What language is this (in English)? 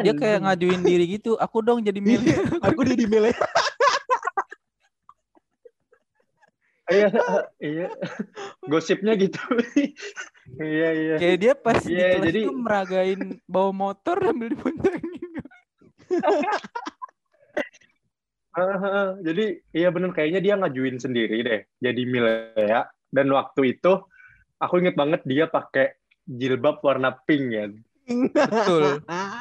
Indonesian